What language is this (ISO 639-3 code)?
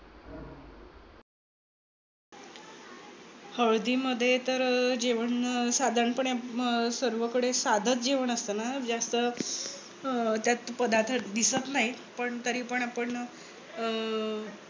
mar